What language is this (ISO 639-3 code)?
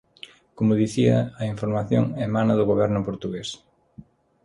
glg